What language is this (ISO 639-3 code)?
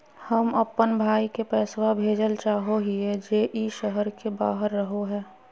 mag